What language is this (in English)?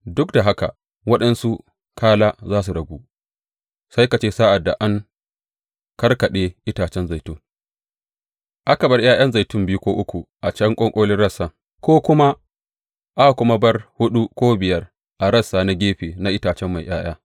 Hausa